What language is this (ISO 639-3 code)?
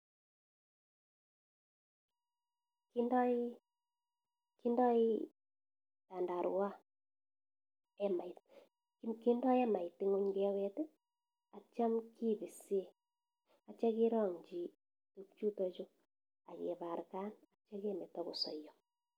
kln